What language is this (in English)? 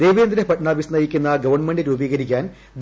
Malayalam